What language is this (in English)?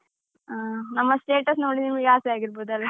Kannada